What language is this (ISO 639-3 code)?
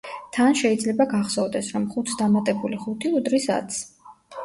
kat